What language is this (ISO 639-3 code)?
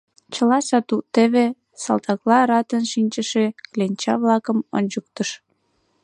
chm